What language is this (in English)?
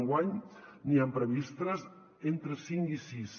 Catalan